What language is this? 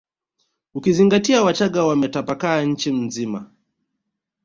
Swahili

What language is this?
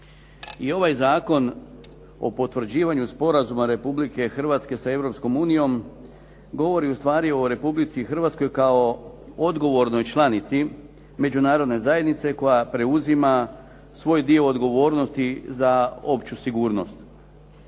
Croatian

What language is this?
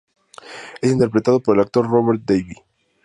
Spanish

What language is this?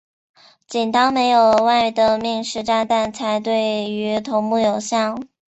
Chinese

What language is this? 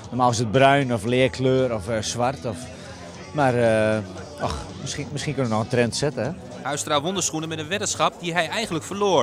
Dutch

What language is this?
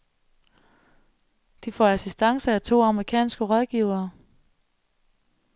Danish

